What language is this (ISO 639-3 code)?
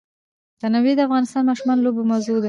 pus